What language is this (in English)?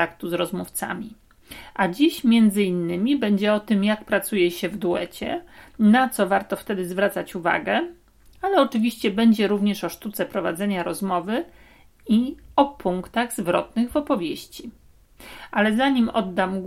Polish